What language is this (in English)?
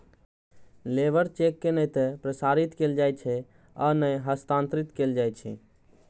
Maithili